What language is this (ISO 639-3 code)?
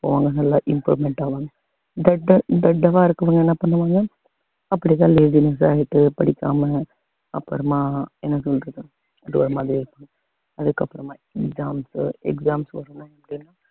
tam